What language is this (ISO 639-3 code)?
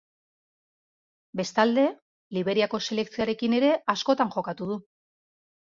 eus